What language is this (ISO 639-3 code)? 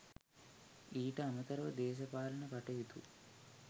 sin